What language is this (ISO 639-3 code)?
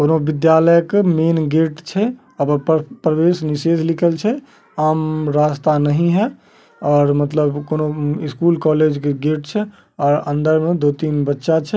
mag